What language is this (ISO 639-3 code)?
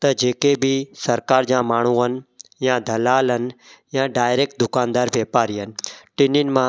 snd